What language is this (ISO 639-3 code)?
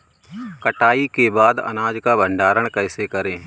hin